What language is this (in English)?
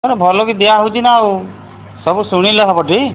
Odia